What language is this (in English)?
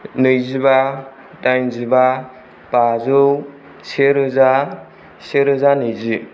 Bodo